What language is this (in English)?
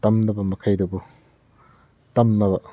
Manipuri